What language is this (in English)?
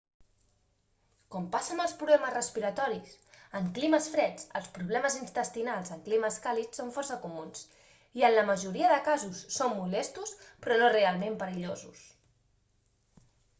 Catalan